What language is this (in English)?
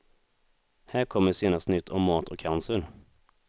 Swedish